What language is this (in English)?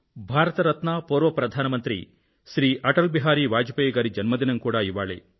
Telugu